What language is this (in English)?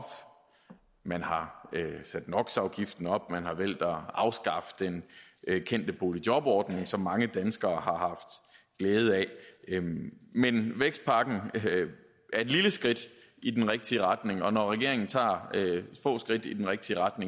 Danish